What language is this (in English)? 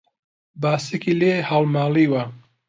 Central Kurdish